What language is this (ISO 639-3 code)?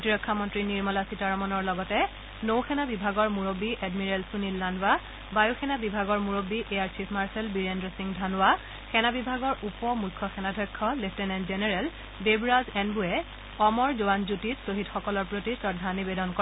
asm